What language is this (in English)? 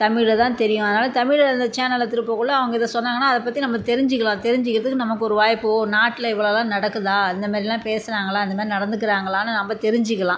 Tamil